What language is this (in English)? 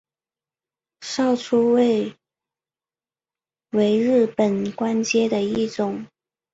Chinese